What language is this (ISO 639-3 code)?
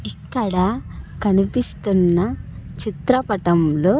tel